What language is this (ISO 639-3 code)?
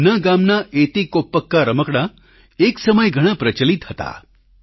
guj